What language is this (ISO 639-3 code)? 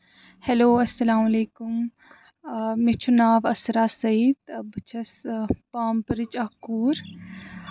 kas